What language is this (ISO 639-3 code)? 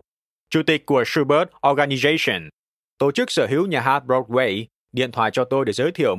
vie